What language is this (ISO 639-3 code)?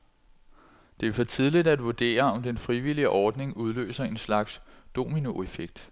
dan